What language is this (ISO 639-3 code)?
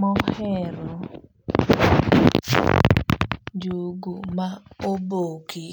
luo